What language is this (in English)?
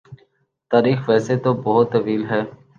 Urdu